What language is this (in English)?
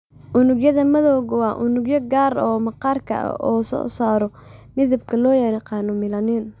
Somali